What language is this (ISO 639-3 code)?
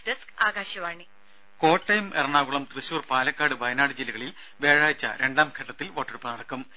mal